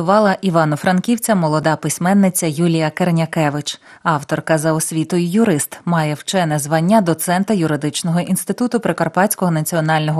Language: Ukrainian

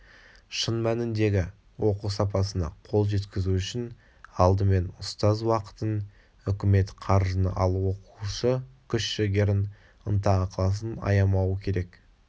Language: Kazakh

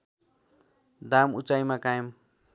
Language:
Nepali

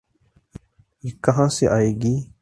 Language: Urdu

